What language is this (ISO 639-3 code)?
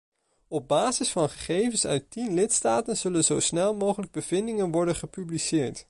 nld